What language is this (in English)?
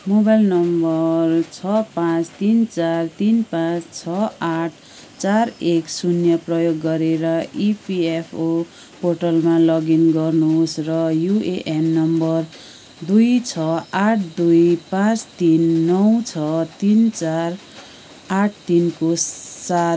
Nepali